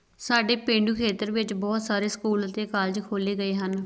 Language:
Punjabi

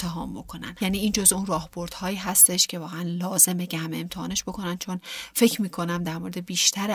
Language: Persian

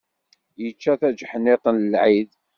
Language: Kabyle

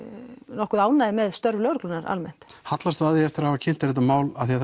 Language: Icelandic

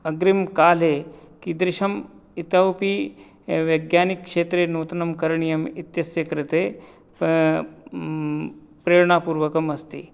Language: Sanskrit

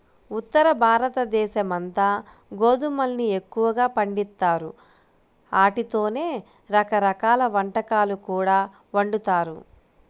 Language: Telugu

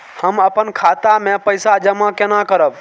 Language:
Maithili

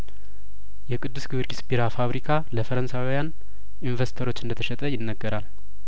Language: Amharic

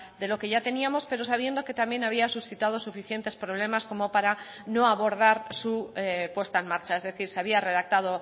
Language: Spanish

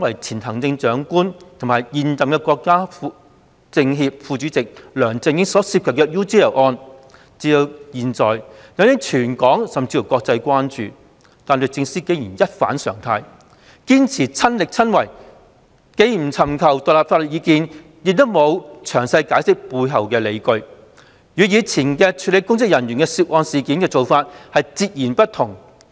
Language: Cantonese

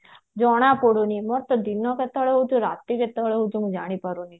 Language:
Odia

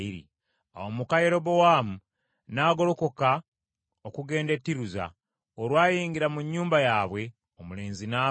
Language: Ganda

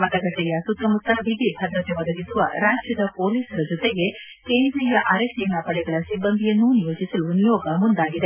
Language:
Kannada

